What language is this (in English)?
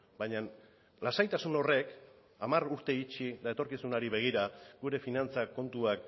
Basque